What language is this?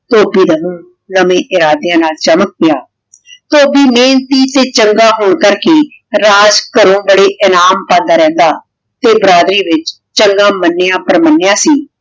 Punjabi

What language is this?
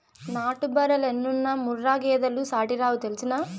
Telugu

